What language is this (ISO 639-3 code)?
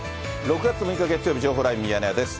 jpn